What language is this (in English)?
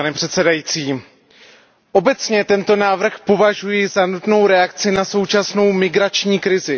Czech